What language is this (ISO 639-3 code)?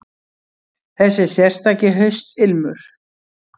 isl